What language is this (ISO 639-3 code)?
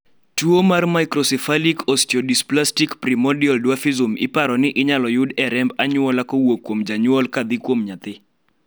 luo